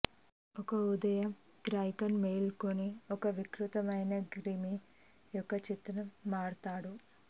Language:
Telugu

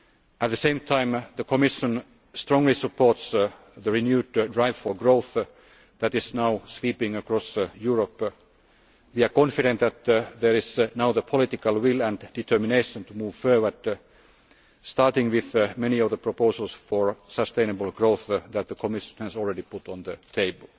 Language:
English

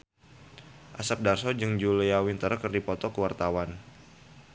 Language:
Sundanese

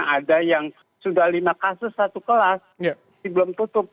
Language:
Indonesian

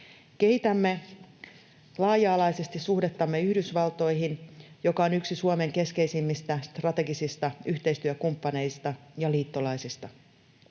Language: Finnish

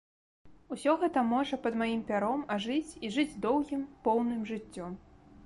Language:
Belarusian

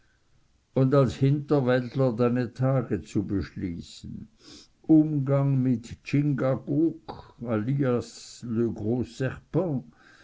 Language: German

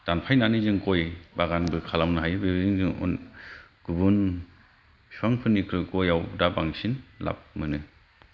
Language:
Bodo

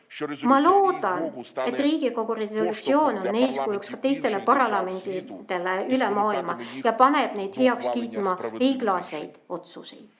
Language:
Estonian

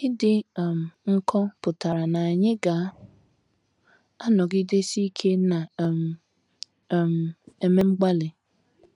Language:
Igbo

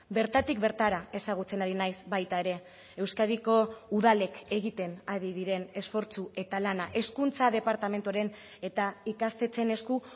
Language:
Basque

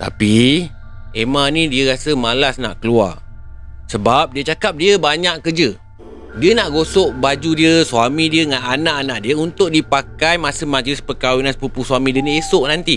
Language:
Malay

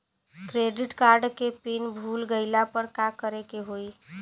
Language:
Bhojpuri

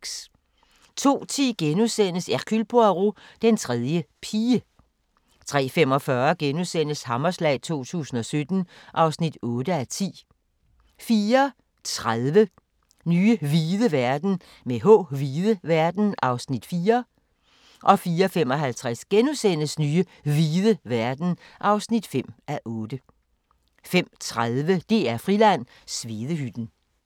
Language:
Danish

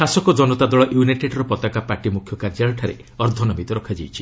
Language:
Odia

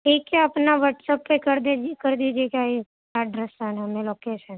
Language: Urdu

